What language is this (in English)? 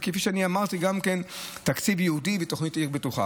Hebrew